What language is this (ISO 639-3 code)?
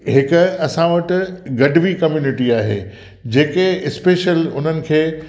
snd